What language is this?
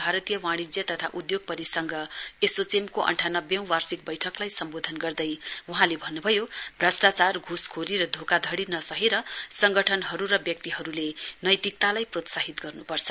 Nepali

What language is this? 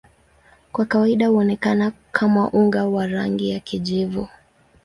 Swahili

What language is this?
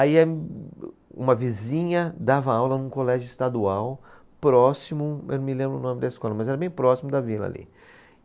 Portuguese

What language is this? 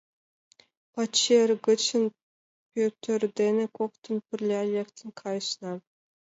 Mari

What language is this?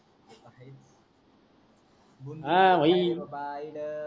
Marathi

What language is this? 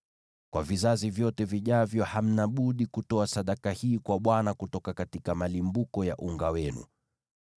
Swahili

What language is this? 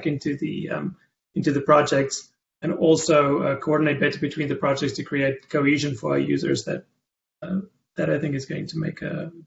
English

